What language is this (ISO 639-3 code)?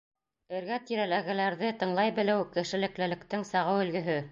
bak